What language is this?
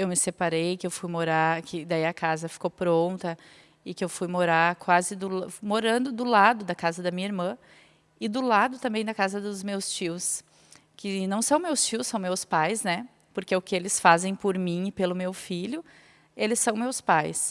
Portuguese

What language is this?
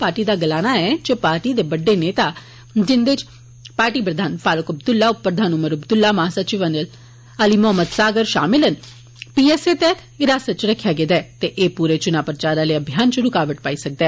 Dogri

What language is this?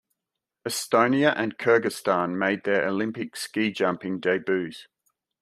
English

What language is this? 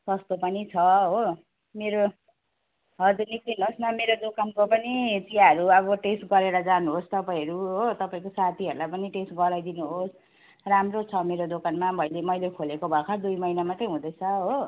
Nepali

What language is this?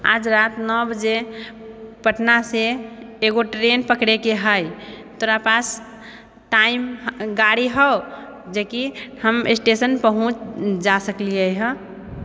Maithili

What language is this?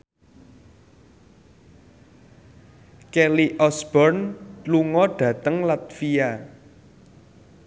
Javanese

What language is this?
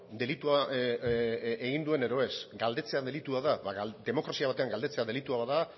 Basque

